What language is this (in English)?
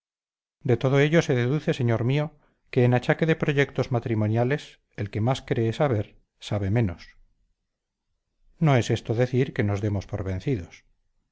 Spanish